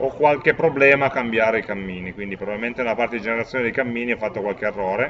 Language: Italian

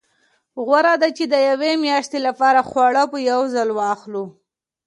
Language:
Pashto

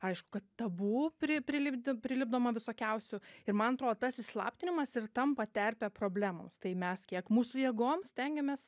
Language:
Lithuanian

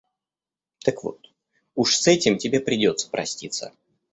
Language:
Russian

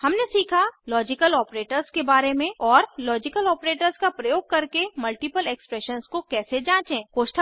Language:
Hindi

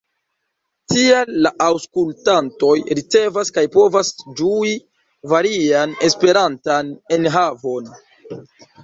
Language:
Esperanto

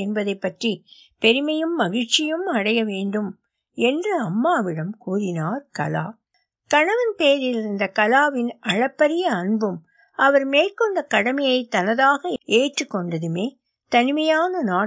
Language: Tamil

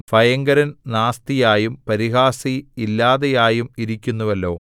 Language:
Malayalam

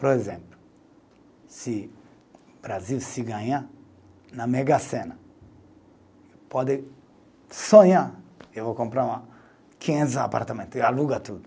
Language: Portuguese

